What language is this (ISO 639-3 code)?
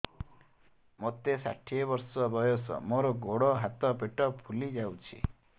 ori